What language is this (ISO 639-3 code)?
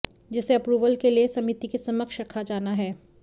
hin